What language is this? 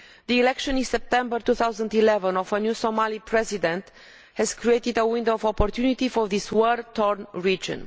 English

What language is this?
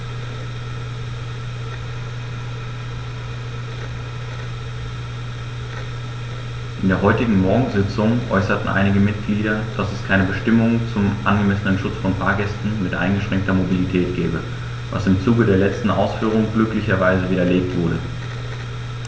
German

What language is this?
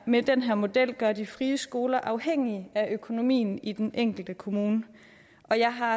Danish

